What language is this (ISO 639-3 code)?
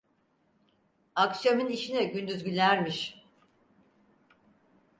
tur